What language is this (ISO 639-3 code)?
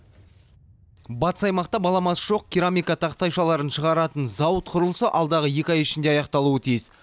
kaz